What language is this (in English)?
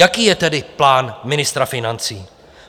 Czech